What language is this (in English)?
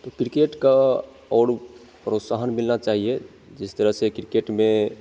Hindi